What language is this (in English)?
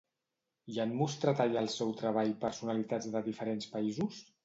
Catalan